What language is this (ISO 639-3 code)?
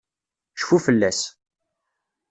kab